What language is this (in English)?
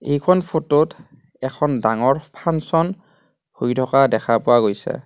Assamese